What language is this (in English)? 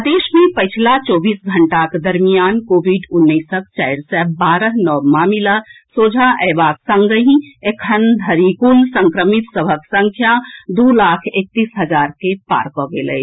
Maithili